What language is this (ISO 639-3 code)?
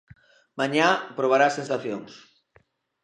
glg